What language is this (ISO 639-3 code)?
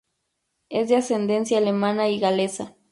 spa